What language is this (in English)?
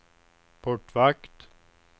Swedish